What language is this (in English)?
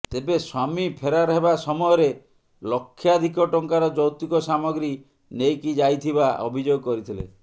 Odia